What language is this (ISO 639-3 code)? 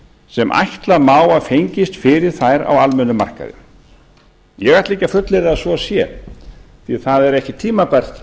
isl